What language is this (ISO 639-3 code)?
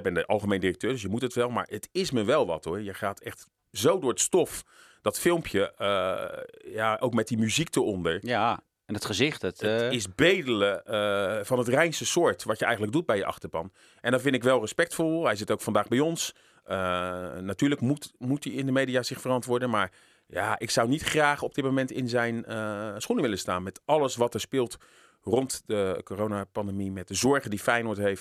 nld